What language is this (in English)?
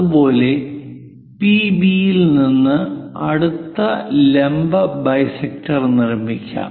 Malayalam